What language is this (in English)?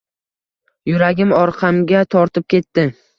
Uzbek